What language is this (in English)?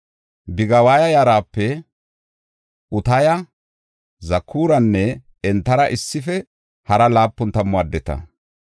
Gofa